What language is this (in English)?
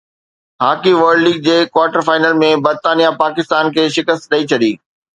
Sindhi